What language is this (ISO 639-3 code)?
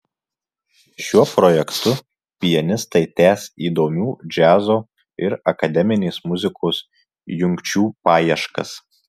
lit